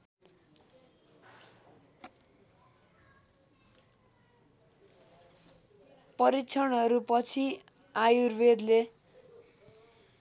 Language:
Nepali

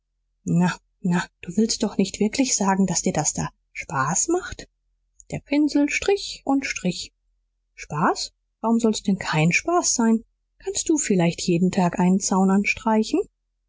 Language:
German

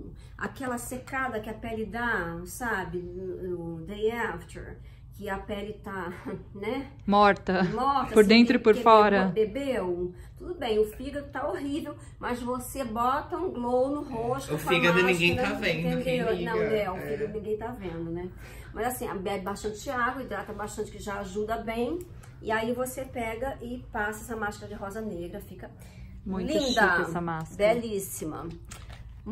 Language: Portuguese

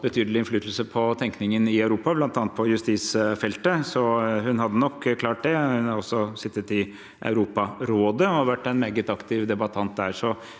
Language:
Norwegian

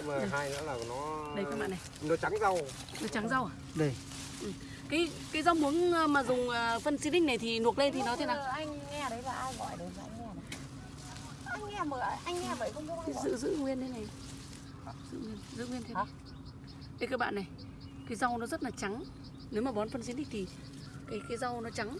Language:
Vietnamese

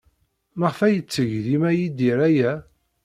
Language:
Kabyle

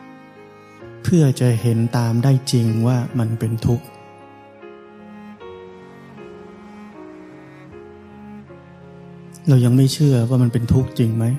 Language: Thai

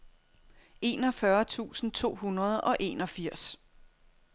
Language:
Danish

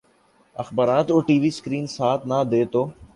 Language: Urdu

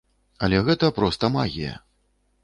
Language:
Belarusian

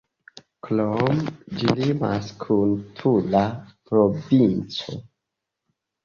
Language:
Esperanto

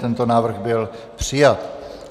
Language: Czech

